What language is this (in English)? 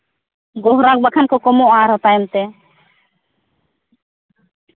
Santali